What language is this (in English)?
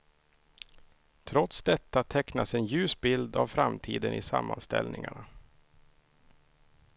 Swedish